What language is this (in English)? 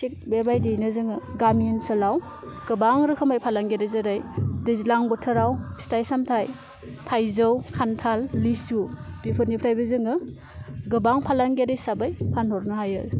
Bodo